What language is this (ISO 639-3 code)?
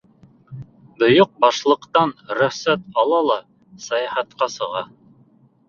bak